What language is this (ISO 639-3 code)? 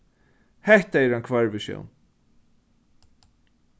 fao